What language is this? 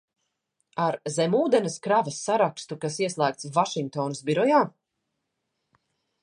Latvian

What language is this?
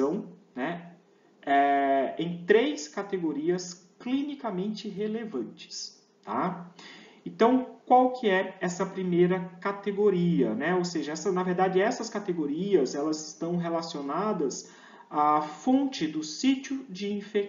Portuguese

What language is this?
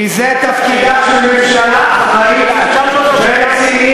Hebrew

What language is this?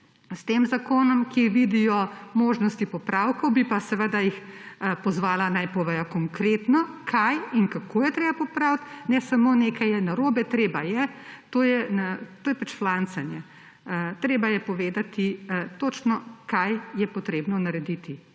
Slovenian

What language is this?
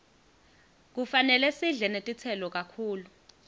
Swati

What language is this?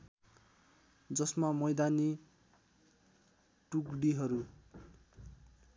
Nepali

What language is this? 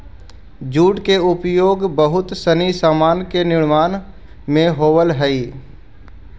Magahi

